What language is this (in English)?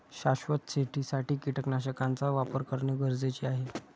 Marathi